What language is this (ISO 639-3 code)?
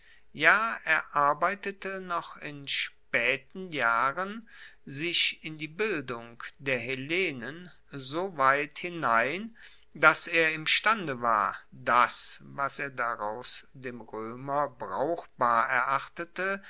deu